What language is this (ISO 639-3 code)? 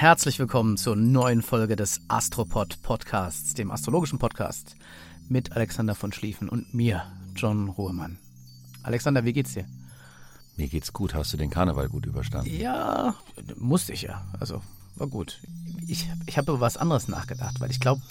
deu